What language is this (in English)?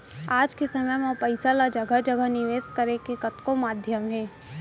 Chhattisgarhi